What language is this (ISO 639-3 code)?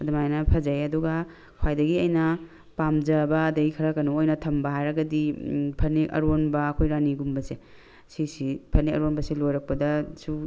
mni